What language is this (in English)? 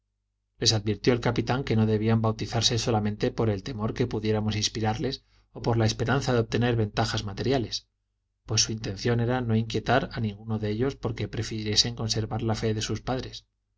Spanish